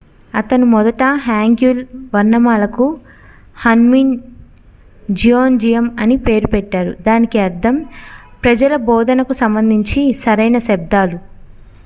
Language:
Telugu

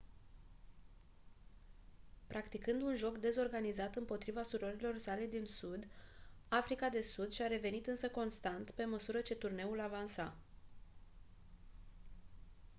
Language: Romanian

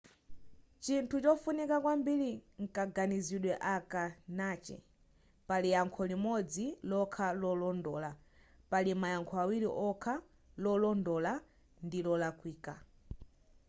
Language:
Nyanja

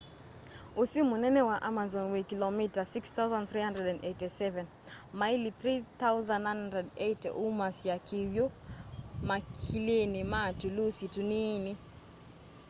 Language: Kamba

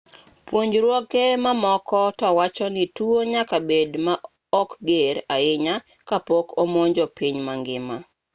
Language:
Luo (Kenya and Tanzania)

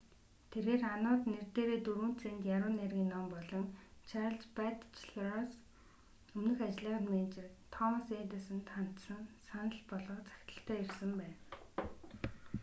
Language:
Mongolian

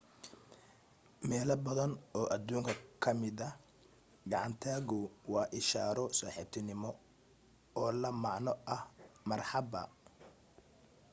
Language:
Somali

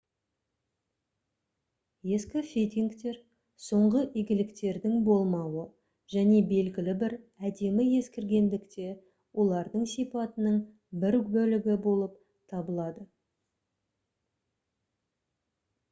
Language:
Kazakh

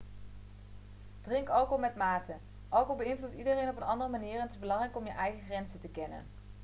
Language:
Dutch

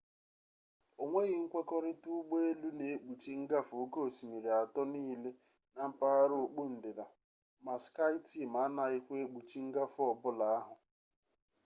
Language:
Igbo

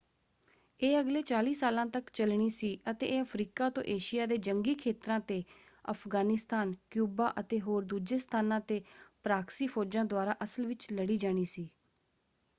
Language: Punjabi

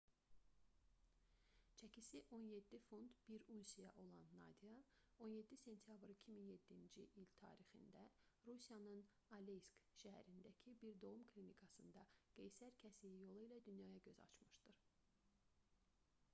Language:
Azerbaijani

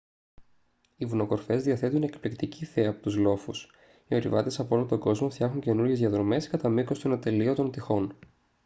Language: Greek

